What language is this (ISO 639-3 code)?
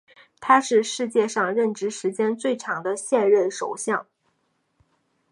zho